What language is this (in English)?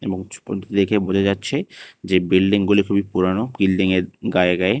Bangla